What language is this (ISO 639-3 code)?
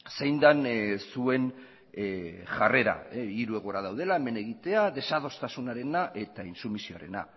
eus